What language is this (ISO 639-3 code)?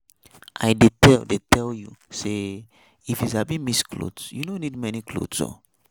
pcm